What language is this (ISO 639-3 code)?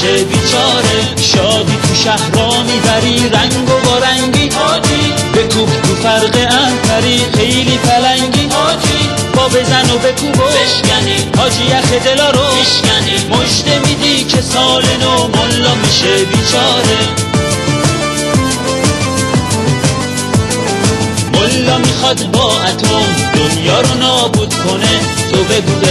fas